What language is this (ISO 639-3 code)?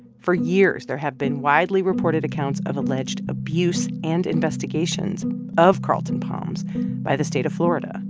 eng